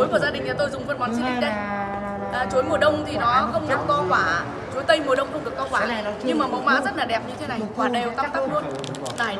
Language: Vietnamese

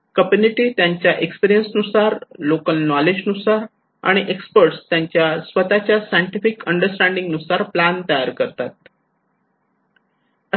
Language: Marathi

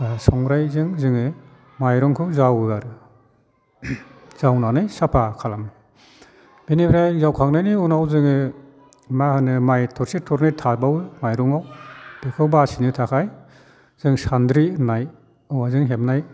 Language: Bodo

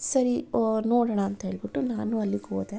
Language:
Kannada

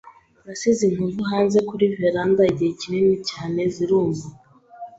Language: Kinyarwanda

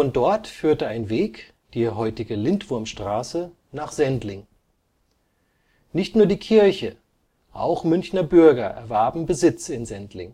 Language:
German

